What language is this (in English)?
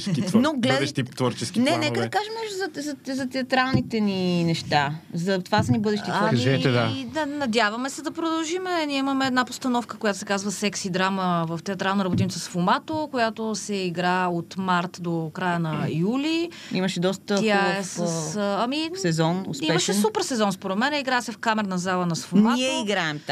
Bulgarian